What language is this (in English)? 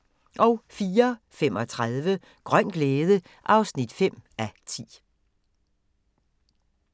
Danish